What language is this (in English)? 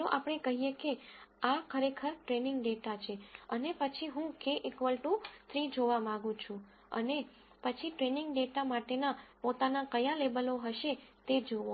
Gujarati